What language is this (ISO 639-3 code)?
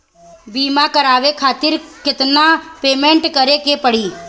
bho